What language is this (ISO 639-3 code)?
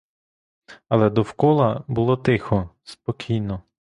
ukr